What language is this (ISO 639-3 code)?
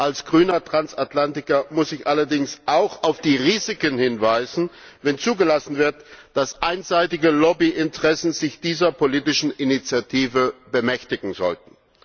deu